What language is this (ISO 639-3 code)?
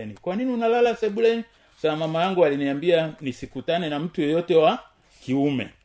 swa